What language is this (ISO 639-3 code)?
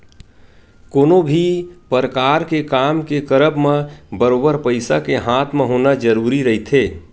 hne